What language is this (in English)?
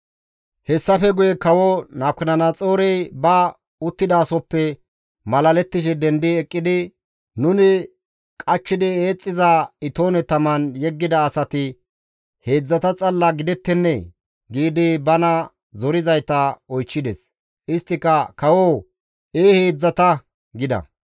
Gamo